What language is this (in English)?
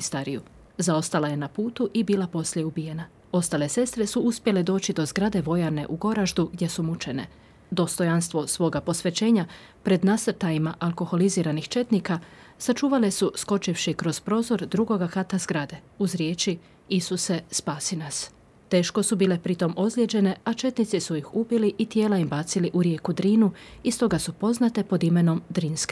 Croatian